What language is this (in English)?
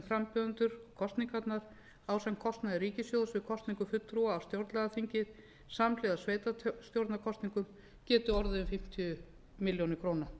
Icelandic